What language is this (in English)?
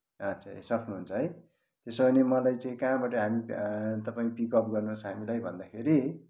Nepali